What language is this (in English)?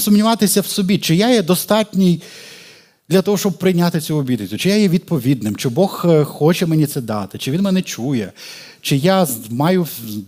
Ukrainian